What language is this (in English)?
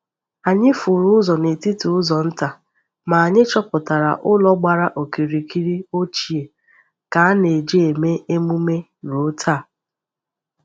Igbo